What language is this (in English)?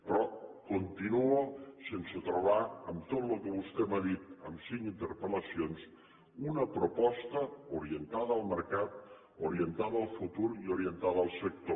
Catalan